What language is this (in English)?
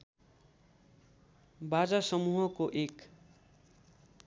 Nepali